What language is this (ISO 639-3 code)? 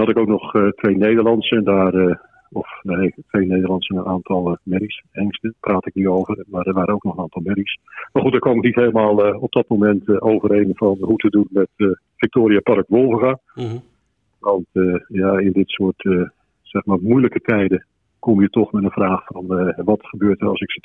nld